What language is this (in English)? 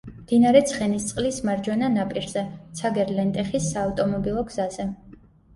Georgian